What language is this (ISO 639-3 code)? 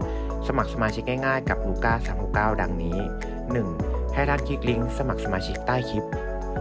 tha